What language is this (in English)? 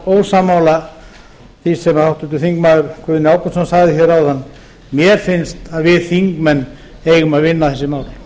Icelandic